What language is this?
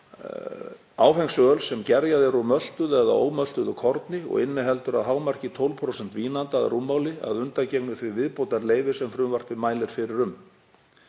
Icelandic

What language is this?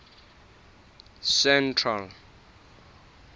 Southern Sotho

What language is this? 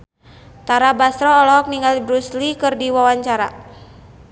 Sundanese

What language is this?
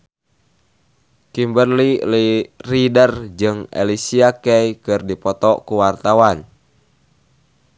Sundanese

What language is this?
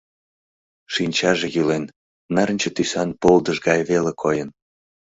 Mari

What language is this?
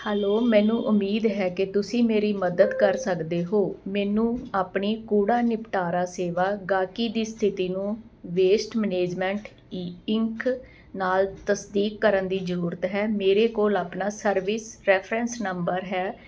Punjabi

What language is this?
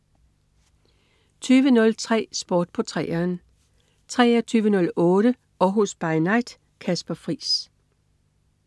Danish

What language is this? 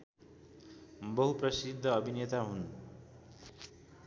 Nepali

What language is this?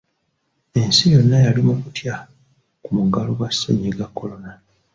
Ganda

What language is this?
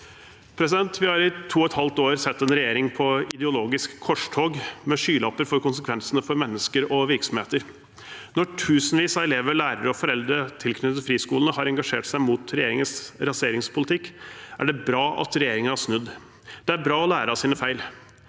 Norwegian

